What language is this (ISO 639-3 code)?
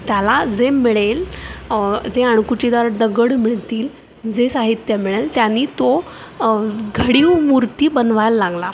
mar